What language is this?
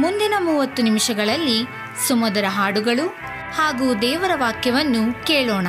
Kannada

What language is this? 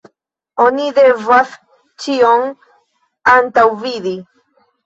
Esperanto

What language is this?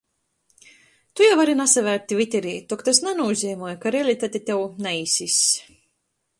Latgalian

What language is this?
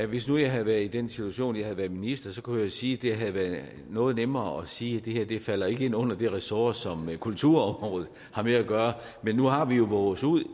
Danish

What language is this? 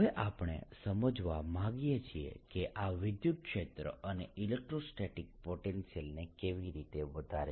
Gujarati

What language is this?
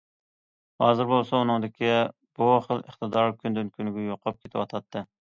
Uyghur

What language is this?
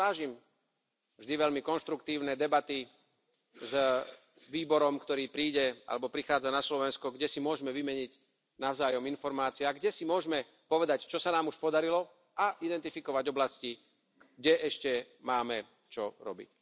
Slovak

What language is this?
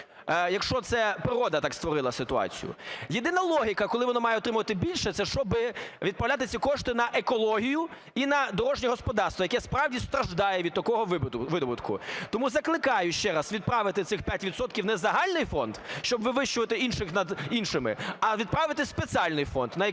Ukrainian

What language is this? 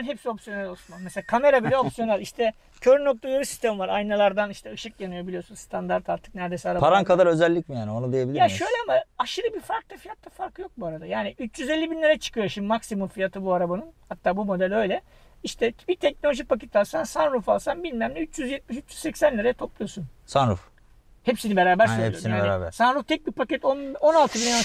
Turkish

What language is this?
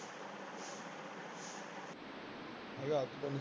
Punjabi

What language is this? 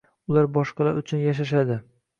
Uzbek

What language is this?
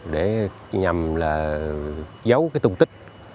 Vietnamese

